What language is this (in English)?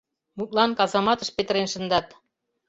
Mari